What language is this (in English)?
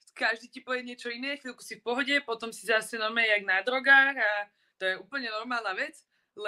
Czech